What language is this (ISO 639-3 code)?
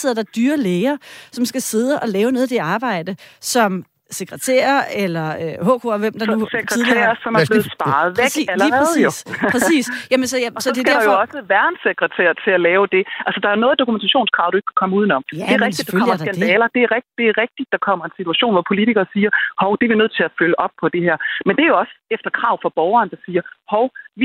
dan